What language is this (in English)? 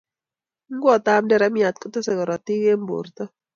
Kalenjin